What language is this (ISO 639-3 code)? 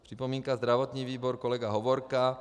ces